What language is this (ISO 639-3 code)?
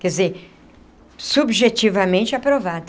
por